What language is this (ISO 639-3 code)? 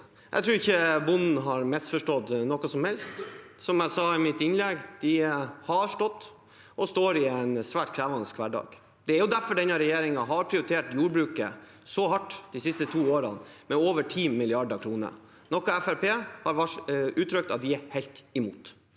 nor